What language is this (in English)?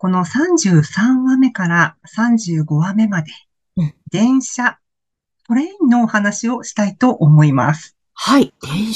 Japanese